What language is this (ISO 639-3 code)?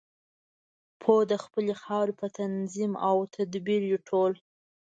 pus